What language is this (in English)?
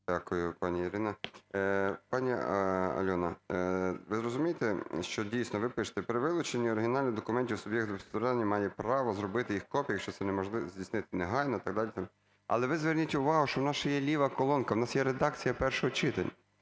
Ukrainian